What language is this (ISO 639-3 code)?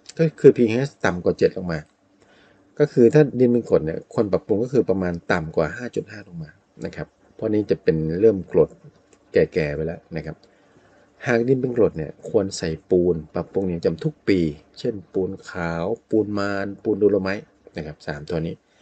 tha